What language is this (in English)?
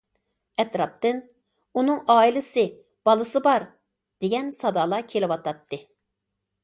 Uyghur